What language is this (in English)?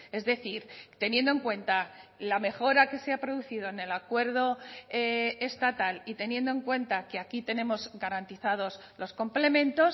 Spanish